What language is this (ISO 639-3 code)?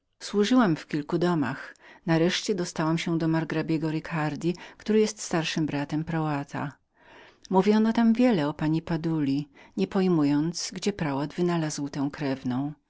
pol